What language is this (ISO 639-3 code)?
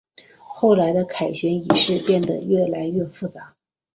zho